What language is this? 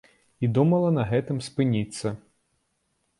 Belarusian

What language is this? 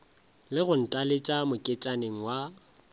Northern Sotho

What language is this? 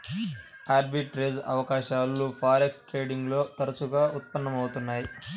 Telugu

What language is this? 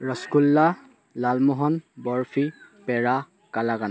Assamese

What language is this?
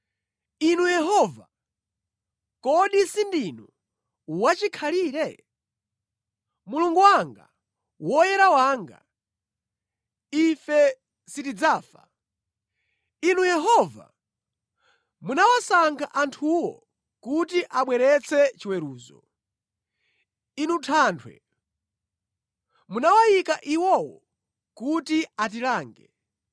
Nyanja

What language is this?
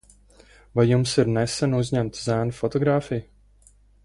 Latvian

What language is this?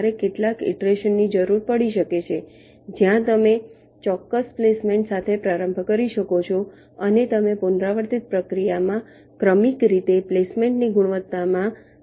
Gujarati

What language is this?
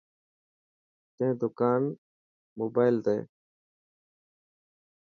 Dhatki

